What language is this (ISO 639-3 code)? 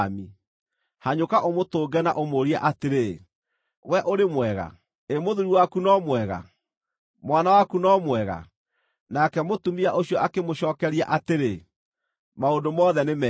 kik